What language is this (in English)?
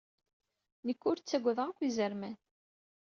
Kabyle